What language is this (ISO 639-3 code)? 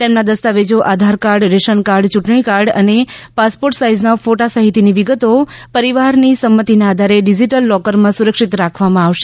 guj